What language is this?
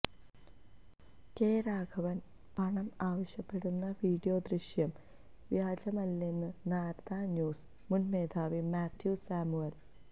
Malayalam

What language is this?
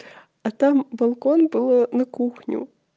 Russian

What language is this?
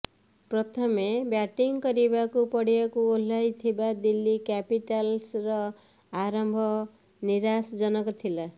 Odia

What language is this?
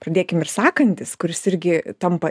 Lithuanian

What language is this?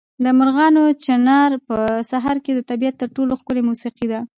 Pashto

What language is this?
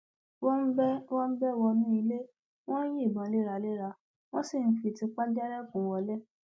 Yoruba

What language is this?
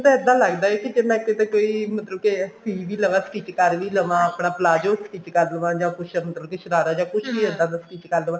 Punjabi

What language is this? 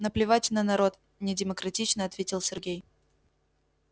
Russian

